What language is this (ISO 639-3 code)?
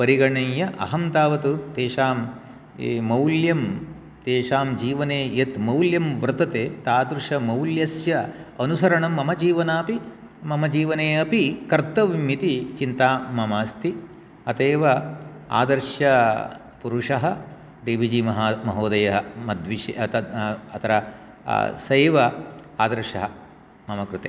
san